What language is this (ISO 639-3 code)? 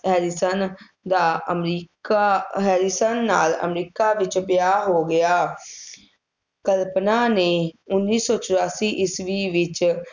pan